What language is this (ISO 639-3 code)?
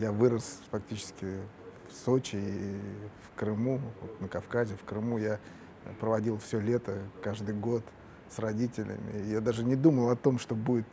rus